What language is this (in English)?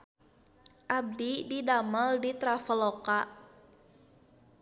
Sundanese